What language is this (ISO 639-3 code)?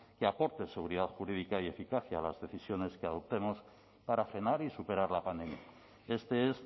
spa